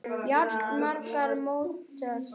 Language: Icelandic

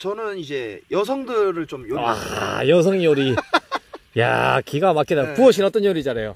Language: Korean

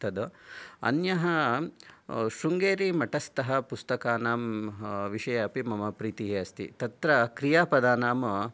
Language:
Sanskrit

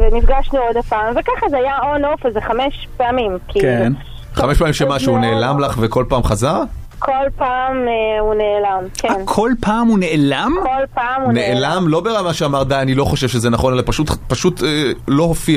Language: Hebrew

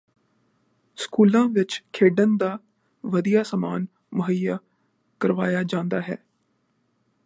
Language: Punjabi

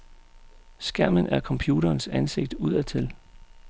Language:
Danish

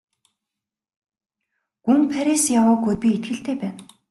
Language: Mongolian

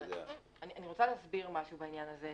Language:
Hebrew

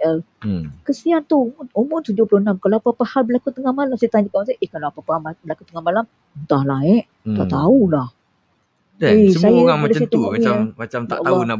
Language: Malay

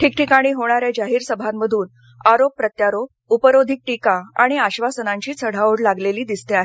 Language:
Marathi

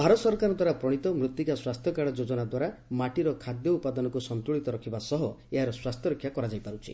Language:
Odia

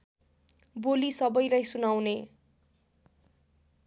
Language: Nepali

